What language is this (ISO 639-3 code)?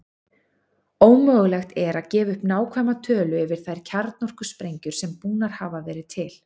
isl